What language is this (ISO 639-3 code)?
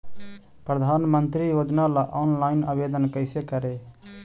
mag